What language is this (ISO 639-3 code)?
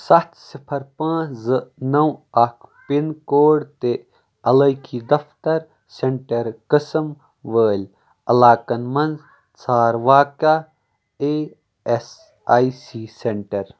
kas